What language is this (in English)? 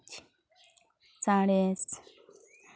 Santali